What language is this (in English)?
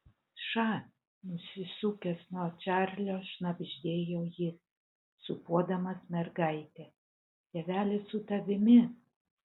Lithuanian